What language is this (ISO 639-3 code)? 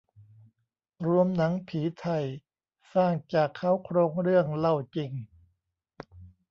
tha